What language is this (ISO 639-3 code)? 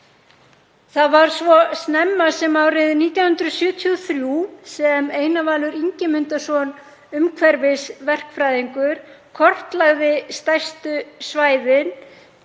isl